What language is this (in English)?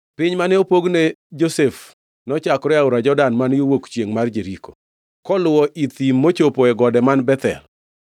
Luo (Kenya and Tanzania)